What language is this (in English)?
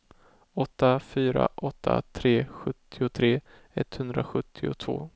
Swedish